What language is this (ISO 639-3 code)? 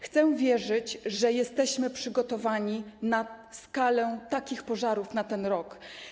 pol